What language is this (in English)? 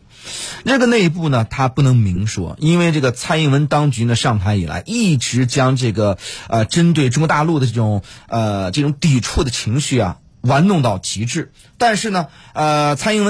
Chinese